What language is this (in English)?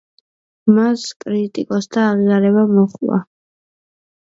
Georgian